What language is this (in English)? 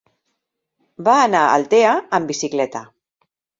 Catalan